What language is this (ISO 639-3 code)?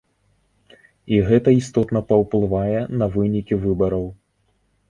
bel